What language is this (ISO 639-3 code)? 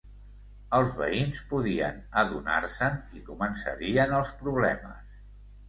cat